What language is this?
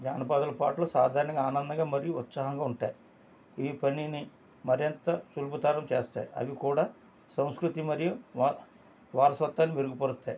Telugu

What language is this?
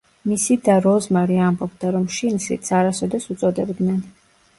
Georgian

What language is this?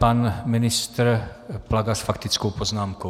Czech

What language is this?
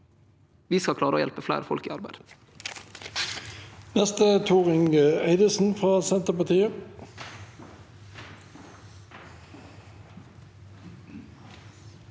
Norwegian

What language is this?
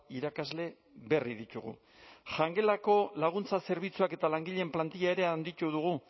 Basque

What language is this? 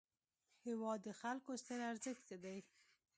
Pashto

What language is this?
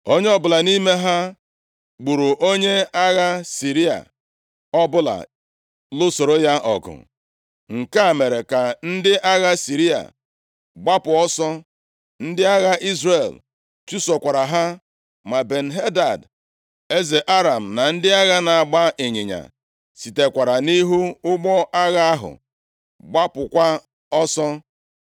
Igbo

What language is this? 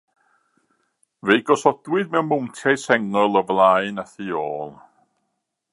Welsh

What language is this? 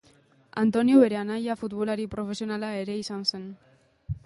Basque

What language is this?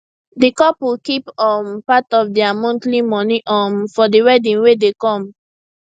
Nigerian Pidgin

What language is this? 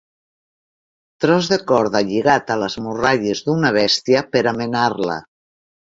Catalan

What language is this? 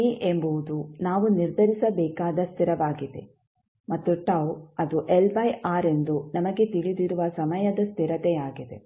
Kannada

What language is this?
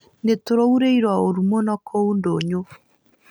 Kikuyu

